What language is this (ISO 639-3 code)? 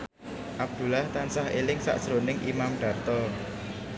jav